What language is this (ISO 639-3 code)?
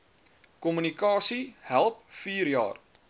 afr